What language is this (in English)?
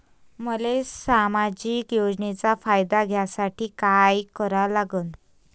Marathi